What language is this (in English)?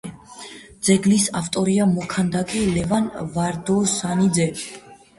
Georgian